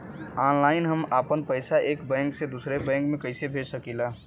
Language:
Bhojpuri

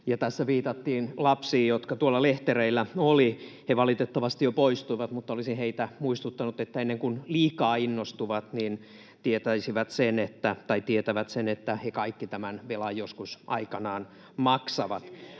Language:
Finnish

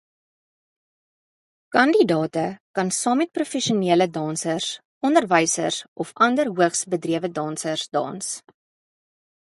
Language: Afrikaans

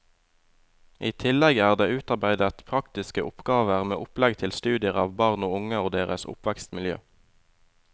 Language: Norwegian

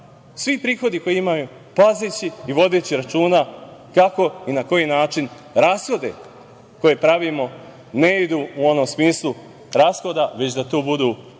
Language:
Serbian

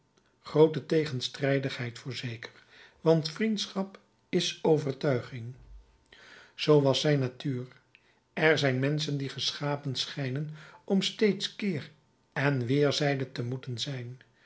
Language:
Dutch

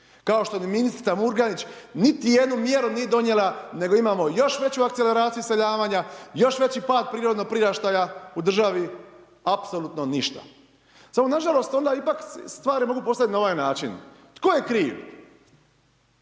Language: Croatian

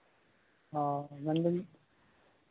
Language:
Santali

